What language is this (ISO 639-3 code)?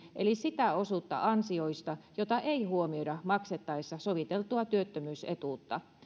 fin